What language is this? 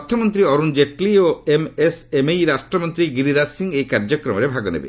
Odia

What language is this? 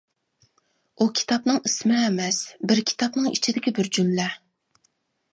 Uyghur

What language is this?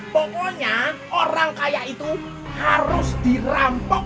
Indonesian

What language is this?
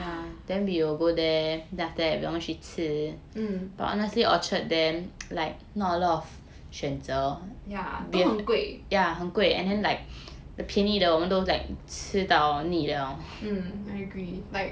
English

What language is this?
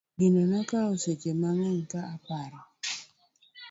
Luo (Kenya and Tanzania)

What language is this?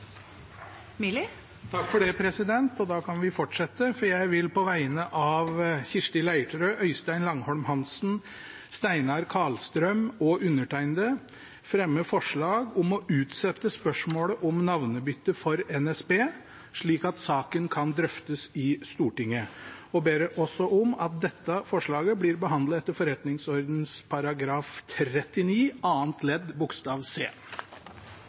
Norwegian Bokmål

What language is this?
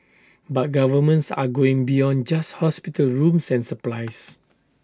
English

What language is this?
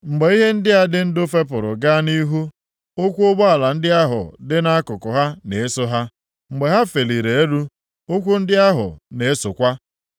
Igbo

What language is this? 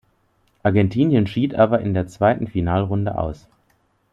German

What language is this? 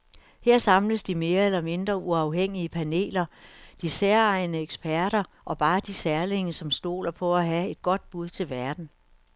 Danish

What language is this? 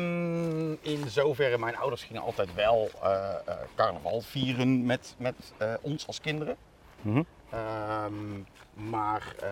Dutch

